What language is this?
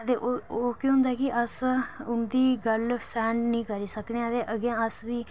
Dogri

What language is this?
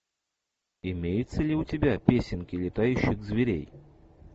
Russian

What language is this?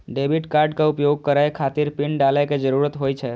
Maithili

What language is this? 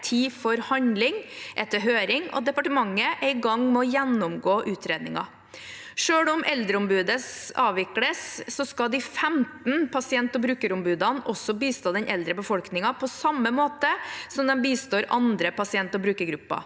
Norwegian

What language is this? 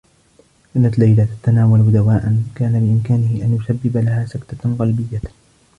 Arabic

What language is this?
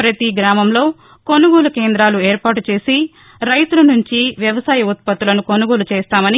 Telugu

